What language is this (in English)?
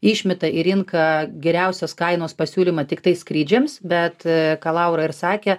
Lithuanian